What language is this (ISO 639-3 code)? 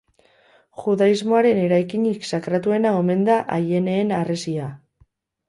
eus